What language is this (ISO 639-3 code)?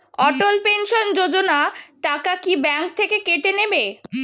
ben